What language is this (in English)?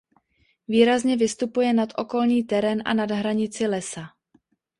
Czech